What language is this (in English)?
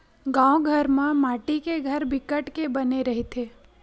Chhattisgarhi